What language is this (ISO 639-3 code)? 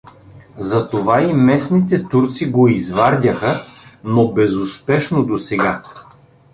bul